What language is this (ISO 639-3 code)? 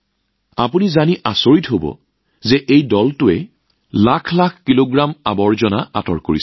asm